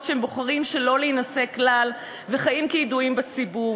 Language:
Hebrew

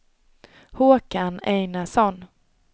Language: Swedish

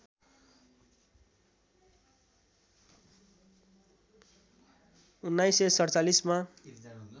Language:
Nepali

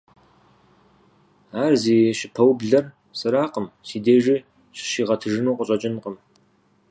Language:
Kabardian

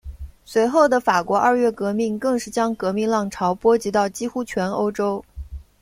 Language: Chinese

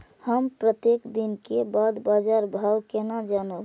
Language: Maithili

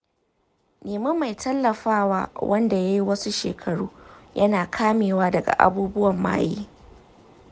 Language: Hausa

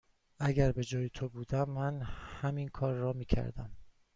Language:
Persian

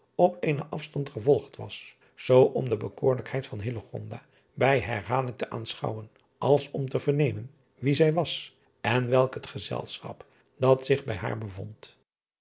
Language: Dutch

